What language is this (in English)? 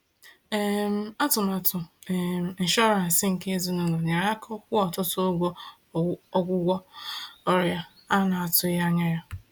Igbo